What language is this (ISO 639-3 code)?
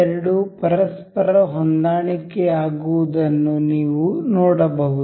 kan